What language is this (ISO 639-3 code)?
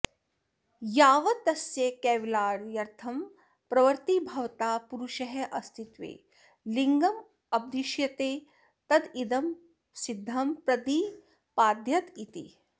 san